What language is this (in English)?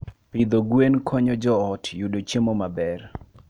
Luo (Kenya and Tanzania)